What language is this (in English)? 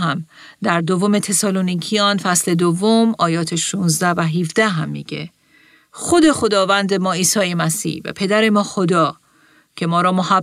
Persian